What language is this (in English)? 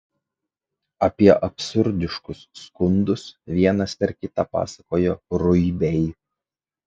Lithuanian